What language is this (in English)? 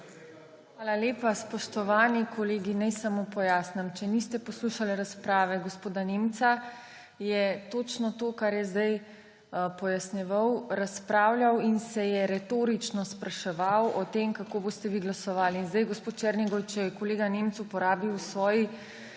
Slovenian